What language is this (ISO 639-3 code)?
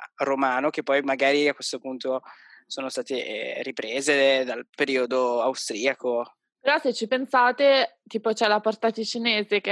ita